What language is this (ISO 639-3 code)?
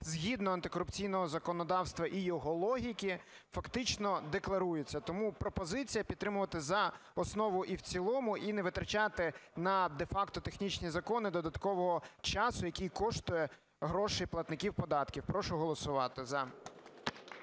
ukr